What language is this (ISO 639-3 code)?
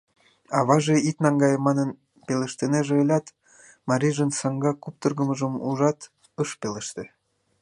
chm